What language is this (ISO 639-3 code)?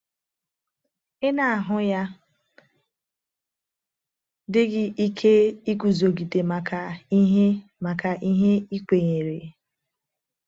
ibo